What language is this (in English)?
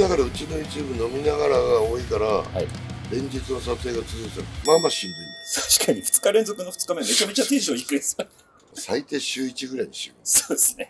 Japanese